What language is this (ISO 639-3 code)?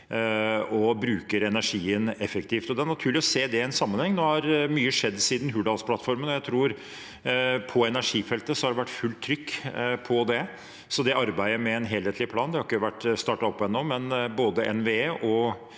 nor